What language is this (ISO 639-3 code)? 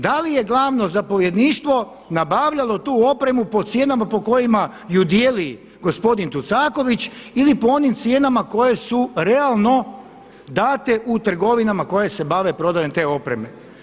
hrv